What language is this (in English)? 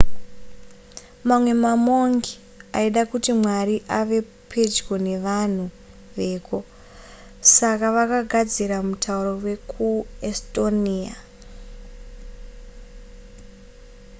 Shona